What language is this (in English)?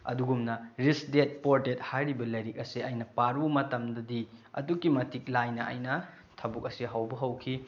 Manipuri